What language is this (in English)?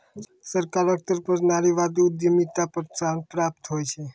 Maithili